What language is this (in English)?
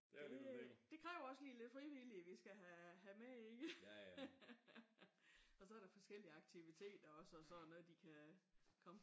Danish